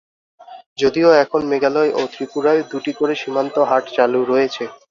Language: Bangla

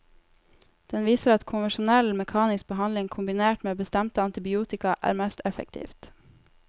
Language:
Norwegian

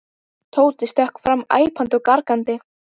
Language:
Icelandic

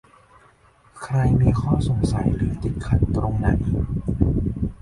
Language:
Thai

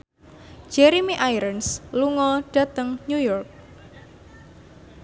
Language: Javanese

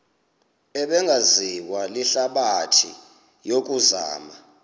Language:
Xhosa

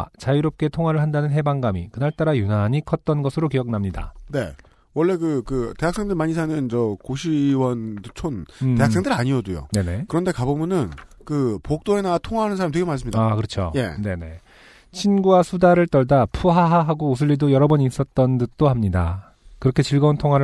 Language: Korean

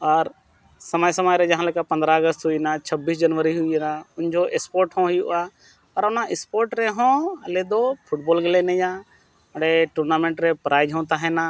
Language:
Santali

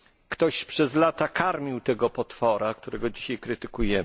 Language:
Polish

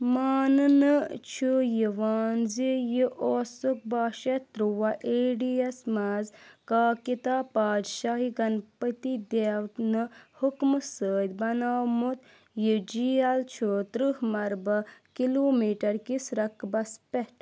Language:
Kashmiri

